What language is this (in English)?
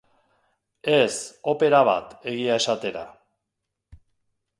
Basque